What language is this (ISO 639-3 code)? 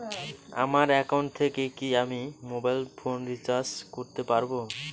ben